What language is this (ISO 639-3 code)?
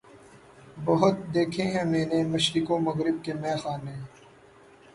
urd